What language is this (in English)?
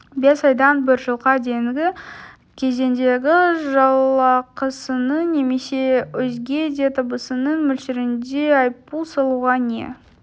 Kazakh